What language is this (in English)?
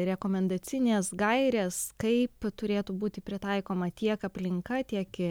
Lithuanian